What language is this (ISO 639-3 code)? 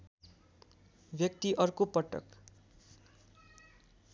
nep